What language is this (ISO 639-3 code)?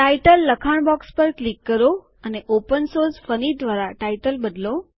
guj